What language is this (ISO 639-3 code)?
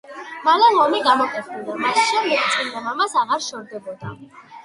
kat